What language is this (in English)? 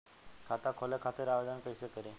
Bhojpuri